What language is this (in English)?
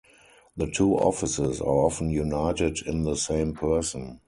English